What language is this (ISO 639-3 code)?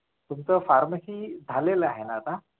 mar